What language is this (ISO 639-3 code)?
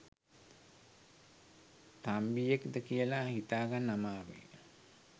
sin